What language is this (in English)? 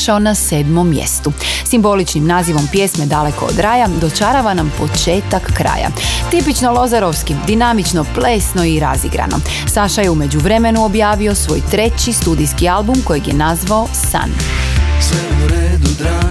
Croatian